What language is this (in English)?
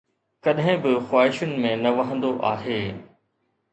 Sindhi